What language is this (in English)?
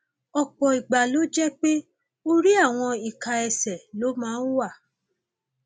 Yoruba